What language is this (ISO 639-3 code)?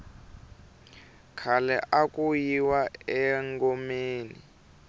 tso